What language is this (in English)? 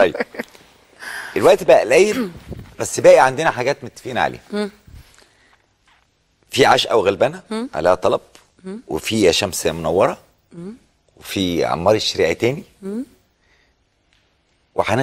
Arabic